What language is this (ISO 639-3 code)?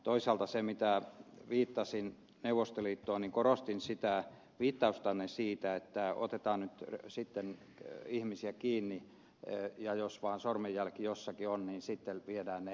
fin